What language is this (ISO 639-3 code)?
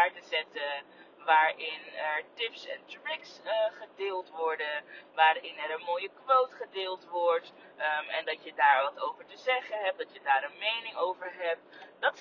nld